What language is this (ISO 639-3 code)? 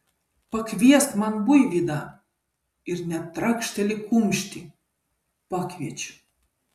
lit